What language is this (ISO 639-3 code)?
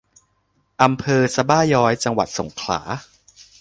tha